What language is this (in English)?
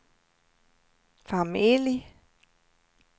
Swedish